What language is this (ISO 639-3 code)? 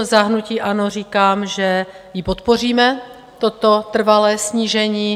ces